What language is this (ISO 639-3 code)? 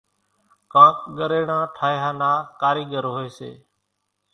gjk